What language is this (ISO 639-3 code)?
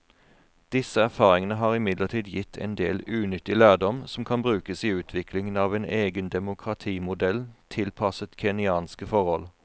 nor